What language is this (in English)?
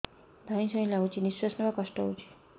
Odia